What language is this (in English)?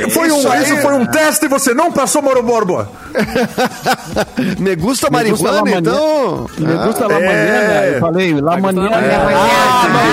Portuguese